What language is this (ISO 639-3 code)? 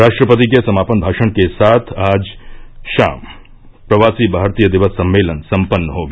hin